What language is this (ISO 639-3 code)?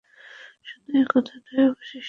ben